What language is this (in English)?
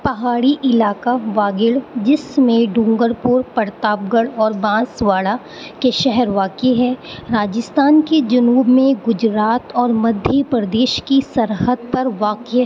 Urdu